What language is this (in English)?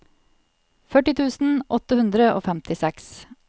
Norwegian